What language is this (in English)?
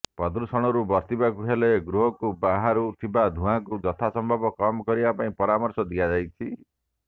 Odia